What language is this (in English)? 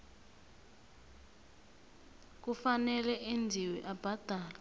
South Ndebele